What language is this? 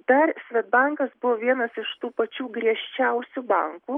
Lithuanian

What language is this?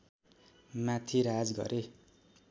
Nepali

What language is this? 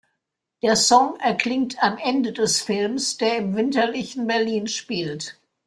German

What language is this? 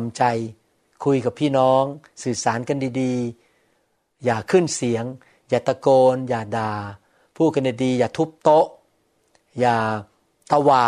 Thai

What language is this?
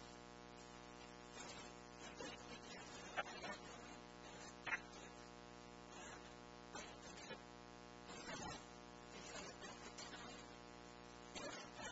English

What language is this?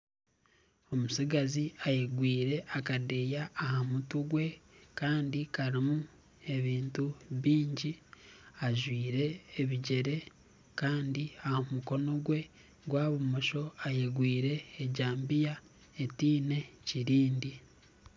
Nyankole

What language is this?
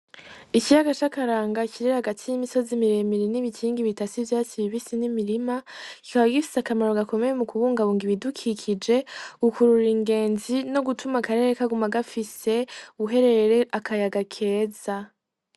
Rundi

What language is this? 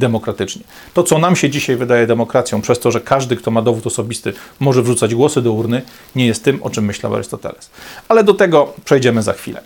Polish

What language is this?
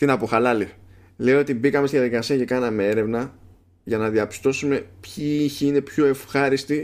Greek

